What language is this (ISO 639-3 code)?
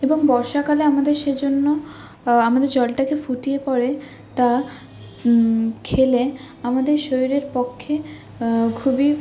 ben